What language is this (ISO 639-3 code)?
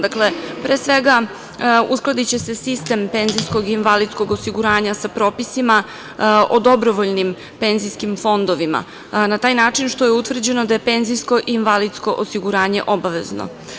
srp